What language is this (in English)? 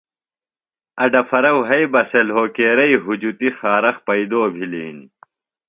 Phalura